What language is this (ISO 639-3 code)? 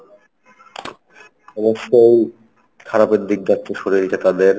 ben